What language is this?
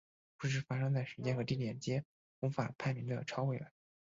Chinese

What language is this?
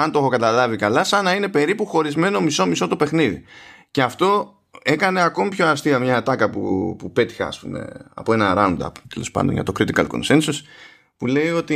Greek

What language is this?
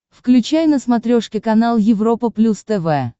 Russian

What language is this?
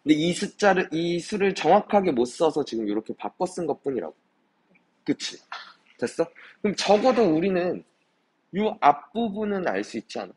Korean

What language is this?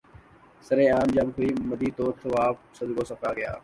Urdu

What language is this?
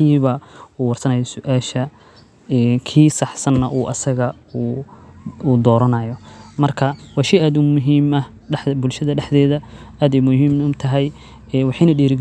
Somali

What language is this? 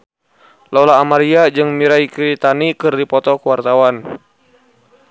Sundanese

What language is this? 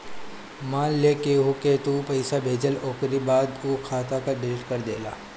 Bhojpuri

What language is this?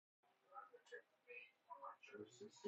Persian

